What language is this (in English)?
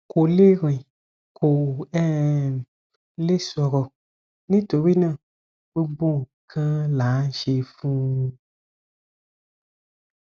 Yoruba